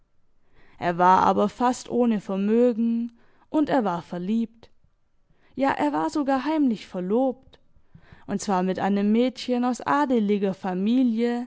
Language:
German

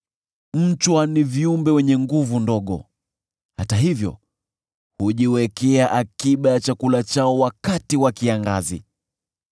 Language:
Swahili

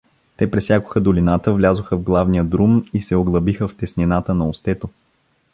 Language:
Bulgarian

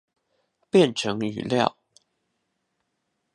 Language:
Chinese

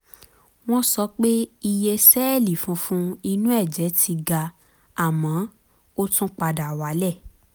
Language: Yoruba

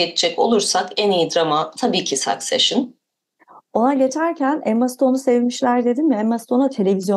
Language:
Turkish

